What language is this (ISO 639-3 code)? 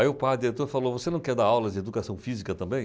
por